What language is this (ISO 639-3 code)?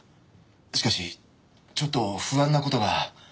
jpn